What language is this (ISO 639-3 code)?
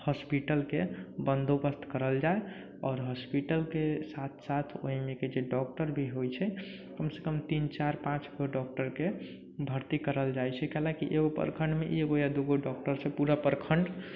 mai